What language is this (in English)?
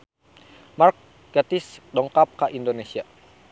Sundanese